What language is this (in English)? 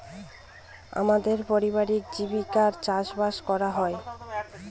Bangla